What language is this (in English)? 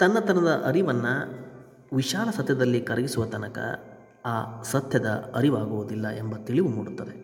Kannada